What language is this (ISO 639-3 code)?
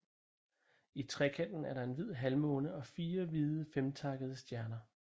dan